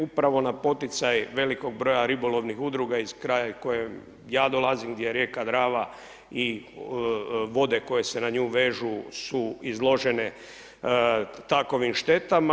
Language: Croatian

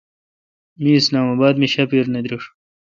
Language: Kalkoti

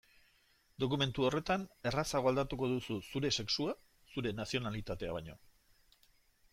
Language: Basque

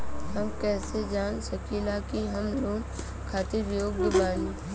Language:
Bhojpuri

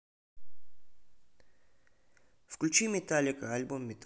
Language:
Russian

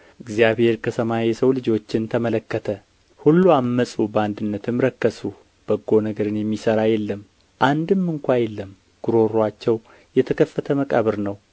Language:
Amharic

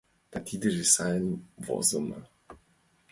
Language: Mari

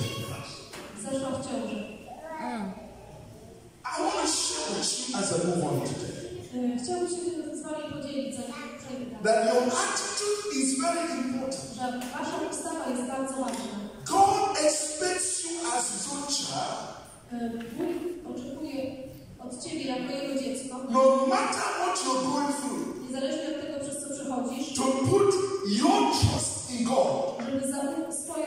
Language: Polish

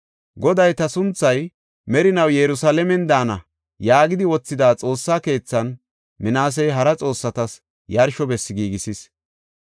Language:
Gofa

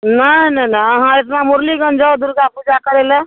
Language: Maithili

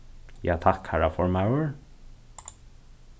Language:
Faroese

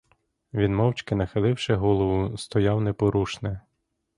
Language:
Ukrainian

